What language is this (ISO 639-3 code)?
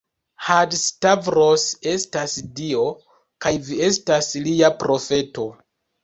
epo